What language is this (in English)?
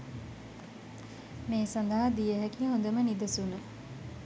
Sinhala